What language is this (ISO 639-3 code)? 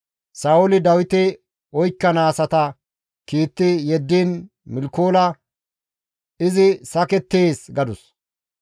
gmv